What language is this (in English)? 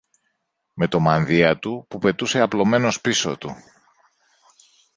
Greek